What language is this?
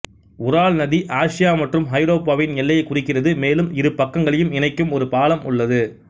Tamil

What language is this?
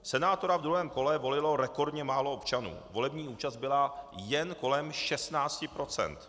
Czech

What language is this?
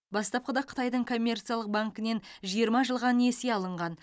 Kazakh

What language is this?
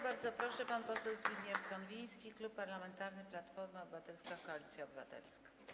Polish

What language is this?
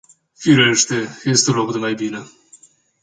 Romanian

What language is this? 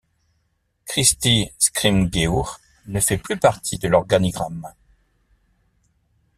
French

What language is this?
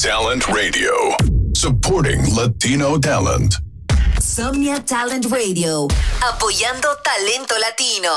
Spanish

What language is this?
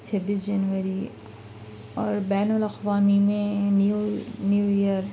Urdu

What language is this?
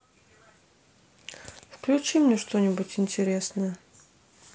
Russian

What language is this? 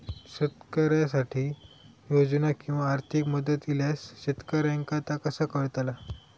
Marathi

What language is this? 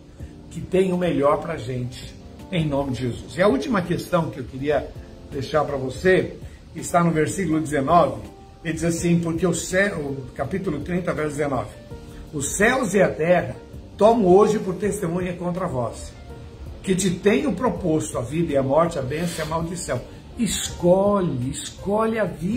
Portuguese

